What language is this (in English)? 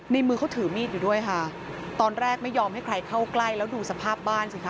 Thai